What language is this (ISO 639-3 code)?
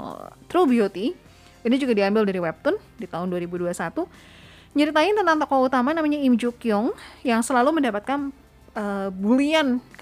ind